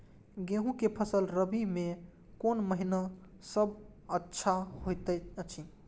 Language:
Maithili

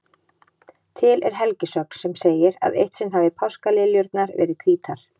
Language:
Icelandic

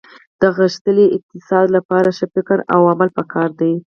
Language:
Pashto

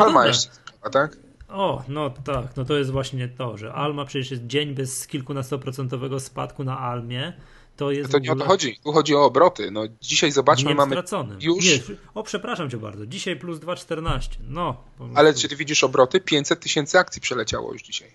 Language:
Polish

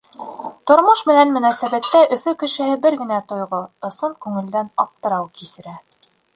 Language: Bashkir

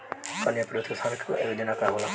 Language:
Bhojpuri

